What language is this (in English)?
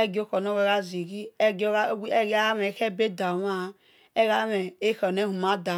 Esan